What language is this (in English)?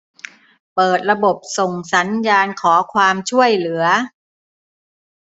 Thai